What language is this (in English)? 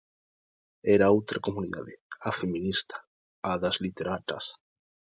Galician